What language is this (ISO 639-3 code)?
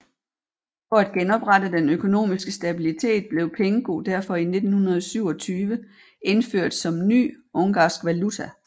dan